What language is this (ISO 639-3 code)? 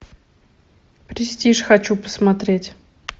rus